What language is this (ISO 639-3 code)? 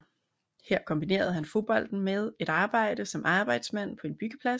dan